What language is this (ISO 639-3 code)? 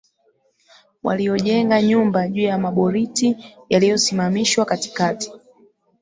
swa